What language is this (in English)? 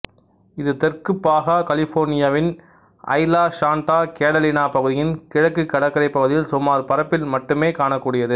Tamil